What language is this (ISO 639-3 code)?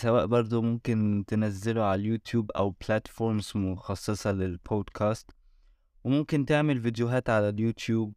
ara